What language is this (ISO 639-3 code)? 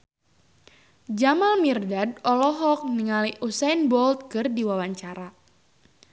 sun